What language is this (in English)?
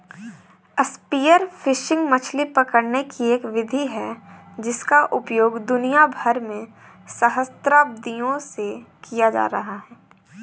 Hindi